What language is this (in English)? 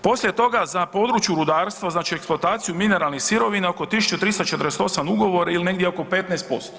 Croatian